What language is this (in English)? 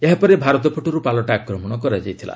Odia